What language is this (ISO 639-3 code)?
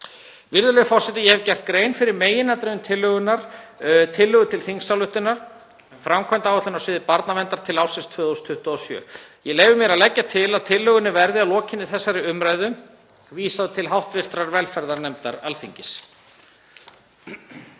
isl